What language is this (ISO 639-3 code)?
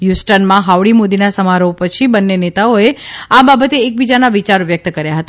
guj